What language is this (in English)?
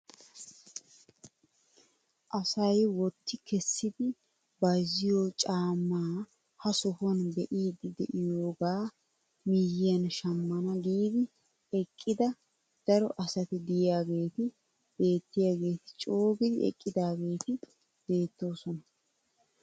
Wolaytta